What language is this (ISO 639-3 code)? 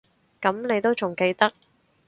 yue